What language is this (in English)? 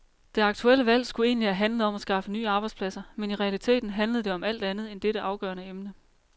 Danish